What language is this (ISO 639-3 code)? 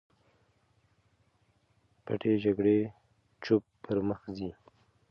pus